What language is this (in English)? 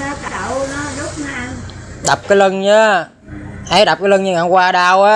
Vietnamese